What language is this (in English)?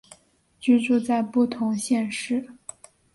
Chinese